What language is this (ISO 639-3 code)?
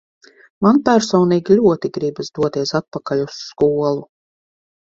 lav